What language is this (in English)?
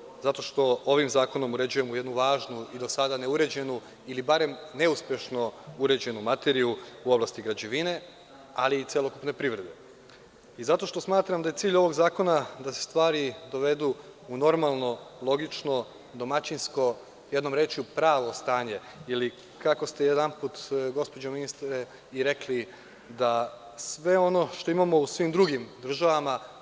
Serbian